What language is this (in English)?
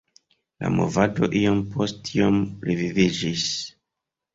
Esperanto